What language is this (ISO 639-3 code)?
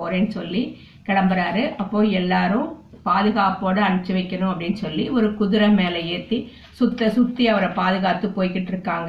tam